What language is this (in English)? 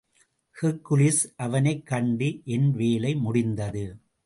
Tamil